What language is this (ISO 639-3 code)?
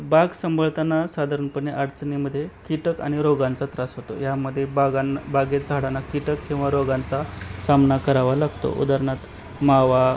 mar